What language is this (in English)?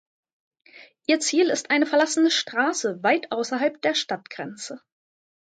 German